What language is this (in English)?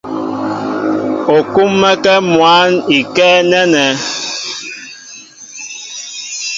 Mbo (Cameroon)